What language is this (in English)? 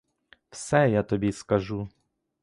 Ukrainian